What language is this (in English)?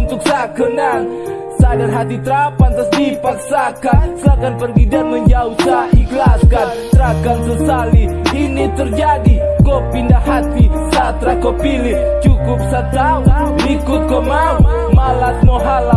Indonesian